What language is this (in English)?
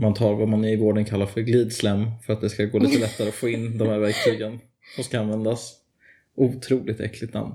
Swedish